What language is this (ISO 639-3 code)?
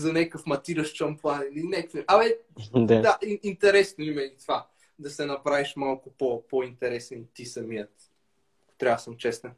bul